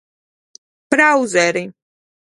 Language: Georgian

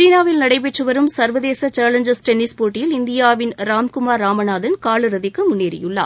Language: Tamil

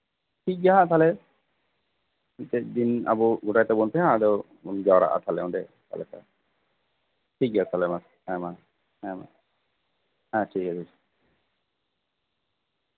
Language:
Santali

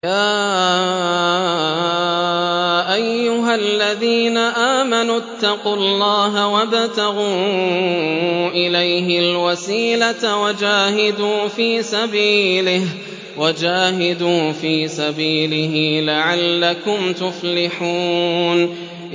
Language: Arabic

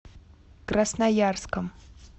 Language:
Russian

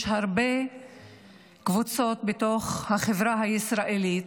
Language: Hebrew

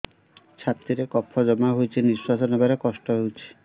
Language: Odia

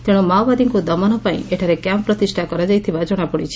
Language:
Odia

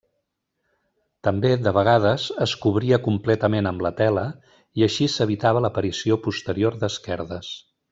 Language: Catalan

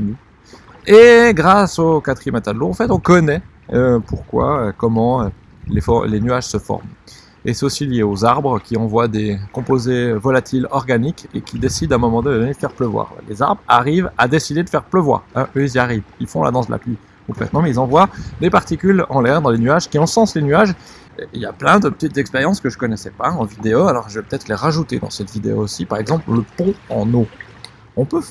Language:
French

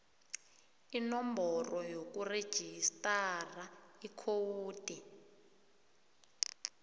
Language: South Ndebele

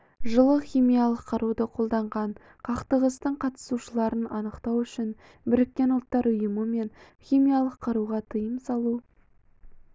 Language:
Kazakh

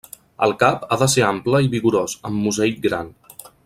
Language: Catalan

